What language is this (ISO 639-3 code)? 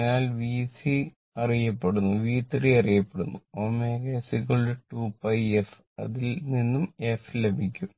mal